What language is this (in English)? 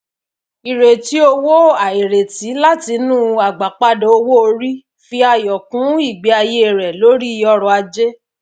Yoruba